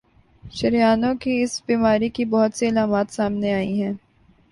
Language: Urdu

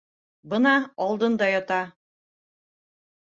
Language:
Bashkir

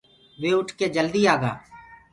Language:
Gurgula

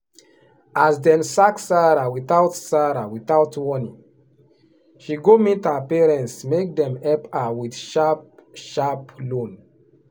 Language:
Nigerian Pidgin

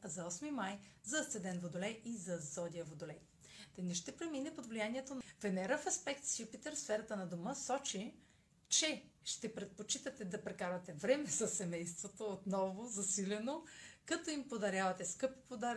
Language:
Bulgarian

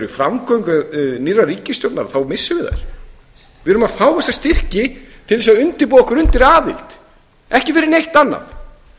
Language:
Icelandic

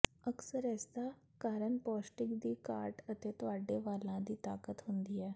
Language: Punjabi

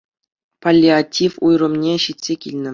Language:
Chuvash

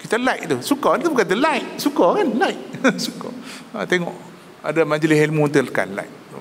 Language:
Malay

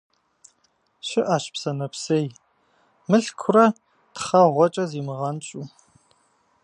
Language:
Kabardian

